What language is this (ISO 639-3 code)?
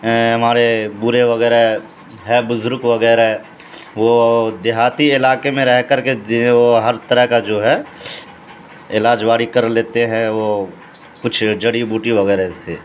urd